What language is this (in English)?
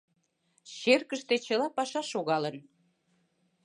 Mari